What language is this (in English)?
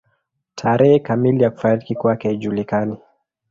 Swahili